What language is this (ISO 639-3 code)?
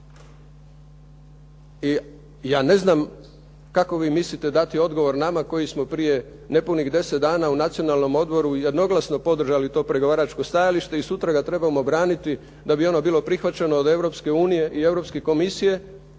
hrv